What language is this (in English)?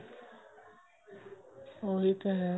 Punjabi